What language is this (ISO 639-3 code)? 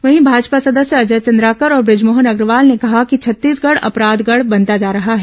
hin